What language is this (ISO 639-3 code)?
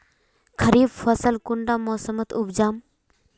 mag